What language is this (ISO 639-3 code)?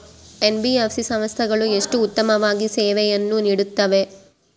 kan